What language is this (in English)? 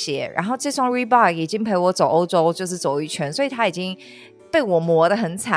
Chinese